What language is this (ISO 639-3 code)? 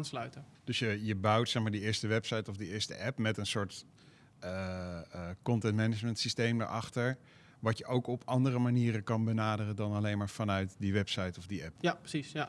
nld